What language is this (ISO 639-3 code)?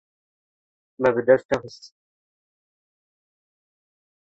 kur